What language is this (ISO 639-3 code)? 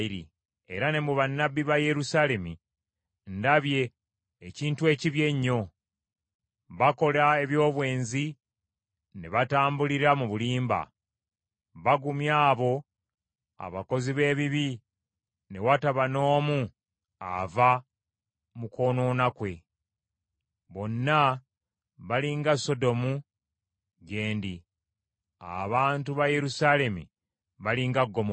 lug